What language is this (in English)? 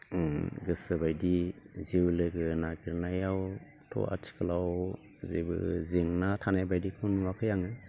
Bodo